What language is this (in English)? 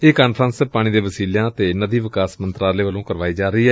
Punjabi